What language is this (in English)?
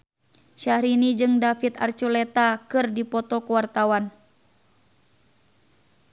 Sundanese